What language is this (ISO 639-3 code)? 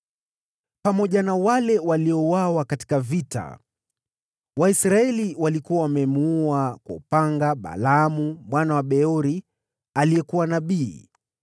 swa